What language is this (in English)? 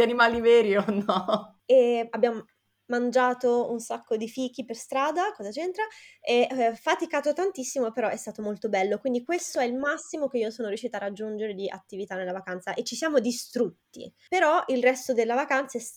Italian